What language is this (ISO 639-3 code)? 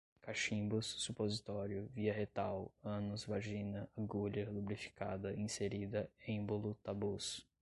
por